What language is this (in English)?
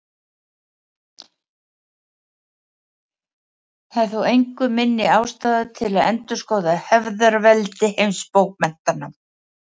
Icelandic